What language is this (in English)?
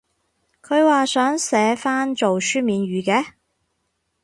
Cantonese